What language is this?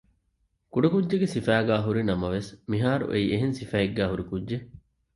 Divehi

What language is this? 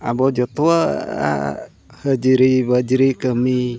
Santali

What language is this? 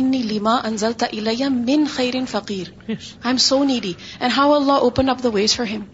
Urdu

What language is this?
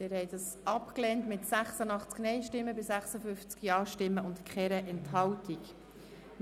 Swiss German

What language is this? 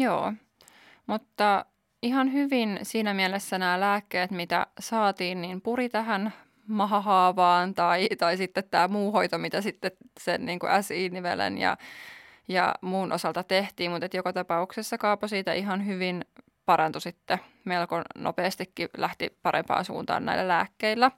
Finnish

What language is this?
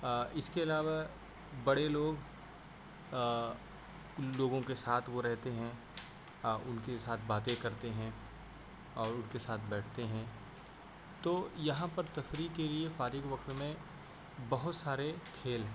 Urdu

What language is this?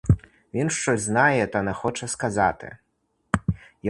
Ukrainian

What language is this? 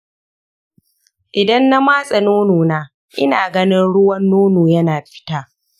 Hausa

